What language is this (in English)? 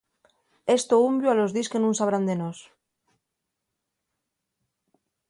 Asturian